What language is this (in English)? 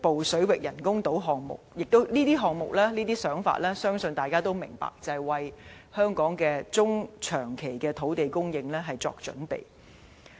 Cantonese